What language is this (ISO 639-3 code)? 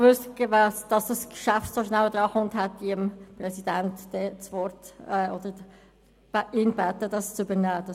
gsw